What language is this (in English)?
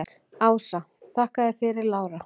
Icelandic